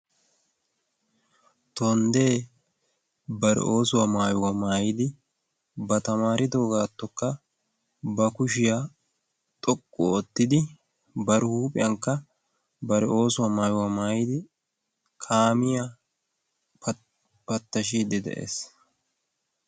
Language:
Wolaytta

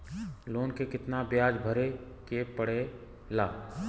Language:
Bhojpuri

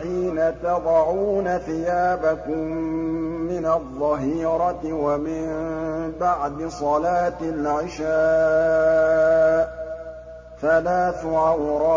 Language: Arabic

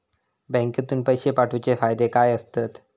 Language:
Marathi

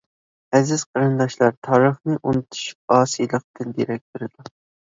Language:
Uyghur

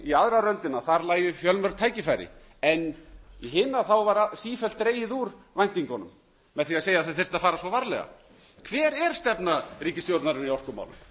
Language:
Icelandic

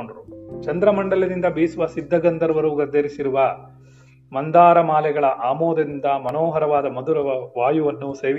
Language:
Kannada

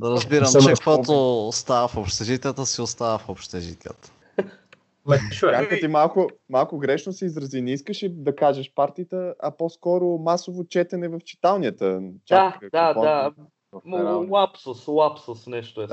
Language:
Bulgarian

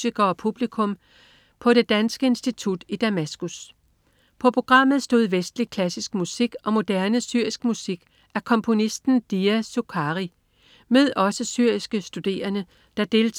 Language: Danish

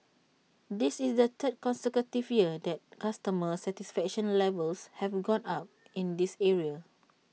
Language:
English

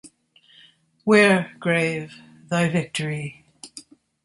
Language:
English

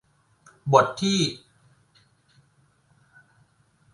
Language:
Thai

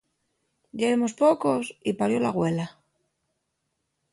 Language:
Asturian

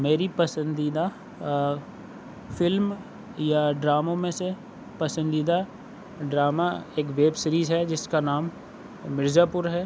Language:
Urdu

